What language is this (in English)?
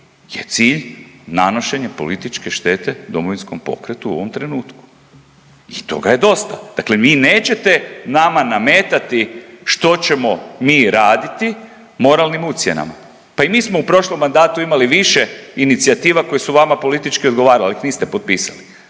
Croatian